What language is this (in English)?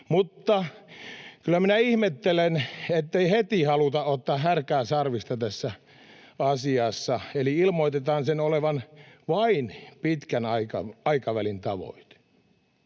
Finnish